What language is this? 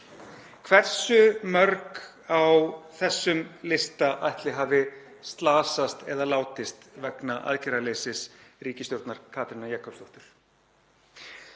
Icelandic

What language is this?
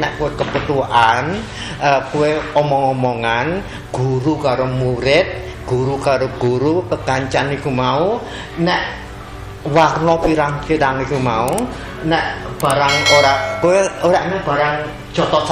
Indonesian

